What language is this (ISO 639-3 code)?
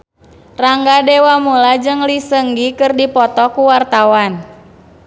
sun